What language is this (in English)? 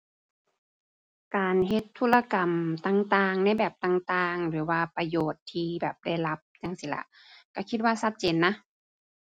Thai